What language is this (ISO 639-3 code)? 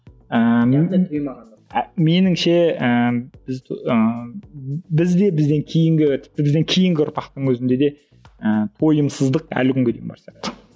kaz